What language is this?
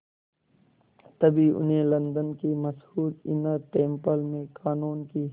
Hindi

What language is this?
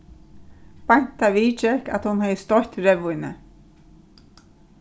Faroese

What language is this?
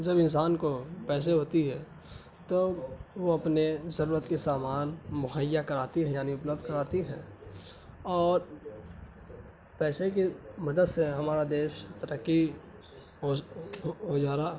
Urdu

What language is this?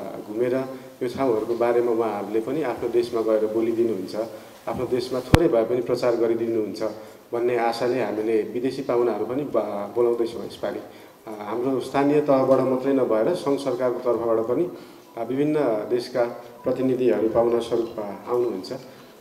Indonesian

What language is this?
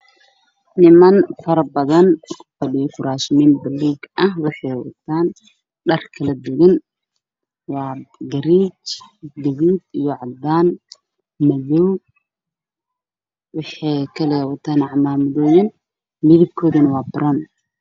Somali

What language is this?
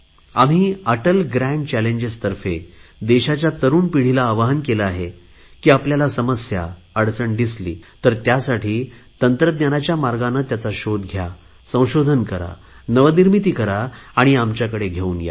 Marathi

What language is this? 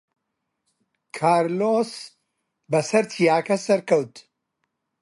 Central Kurdish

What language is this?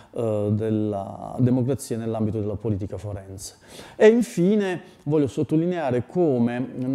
Italian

